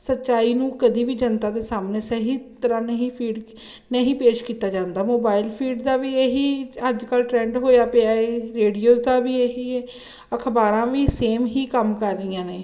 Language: Punjabi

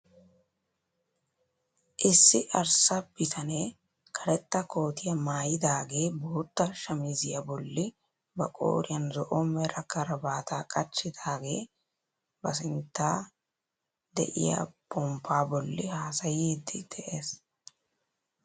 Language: Wolaytta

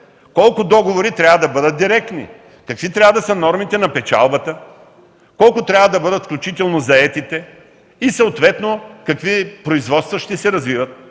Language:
Bulgarian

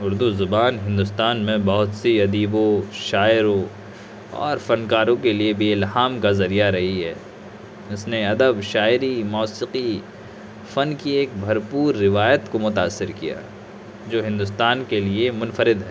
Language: Urdu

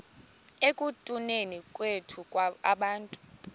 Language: Xhosa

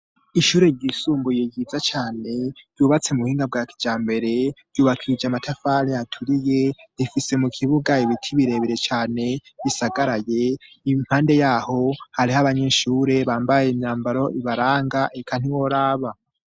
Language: Rundi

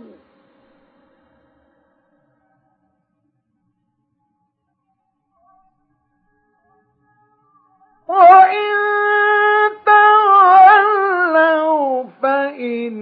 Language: Arabic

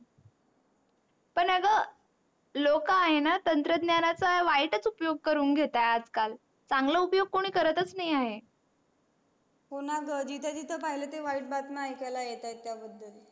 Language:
Marathi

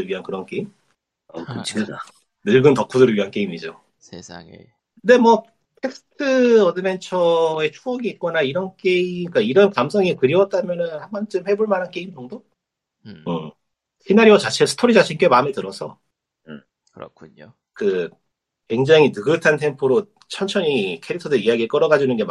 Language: Korean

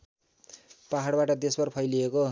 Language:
Nepali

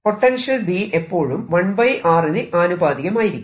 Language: Malayalam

